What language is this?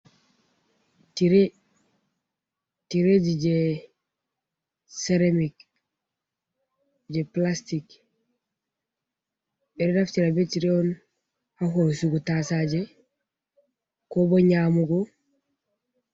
Fula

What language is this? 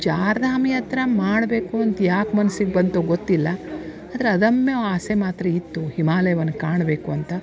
Kannada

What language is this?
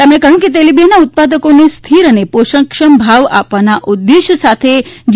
Gujarati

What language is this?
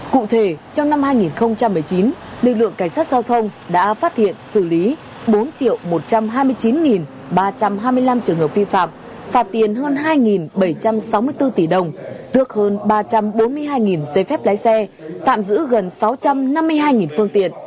Vietnamese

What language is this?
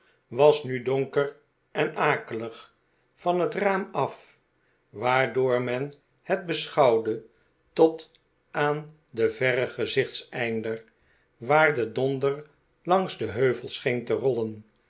Dutch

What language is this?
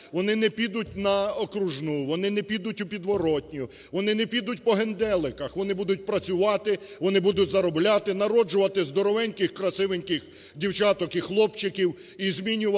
Ukrainian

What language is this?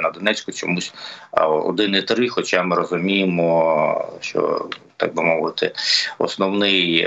Ukrainian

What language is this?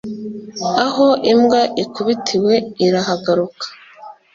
Kinyarwanda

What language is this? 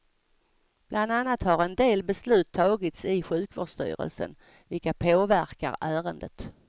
Swedish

